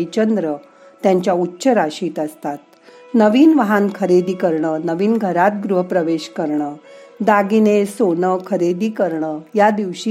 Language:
Marathi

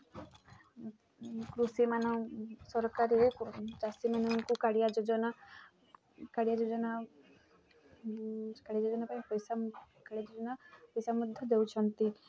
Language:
Odia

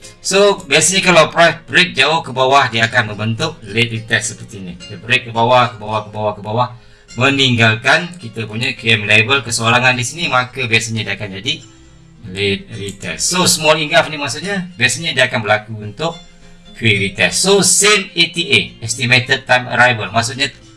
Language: Malay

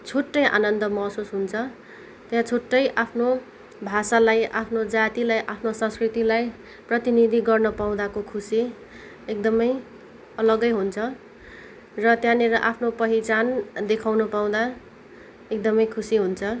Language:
Nepali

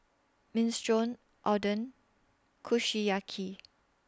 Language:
English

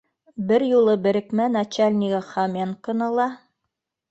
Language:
Bashkir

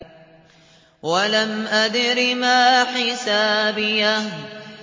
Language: Arabic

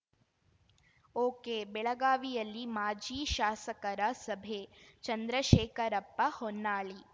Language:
Kannada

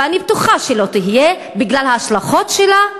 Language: Hebrew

